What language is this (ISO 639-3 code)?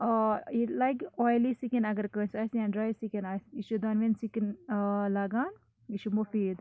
kas